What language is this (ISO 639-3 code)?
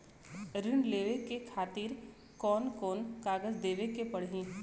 bho